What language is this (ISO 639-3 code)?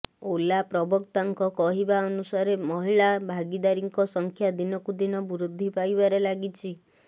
ori